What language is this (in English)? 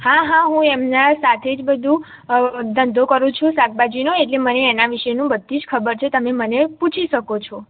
Gujarati